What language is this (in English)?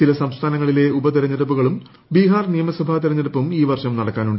Malayalam